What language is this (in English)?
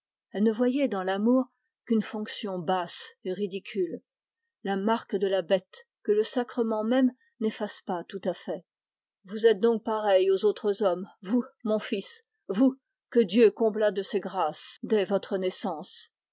French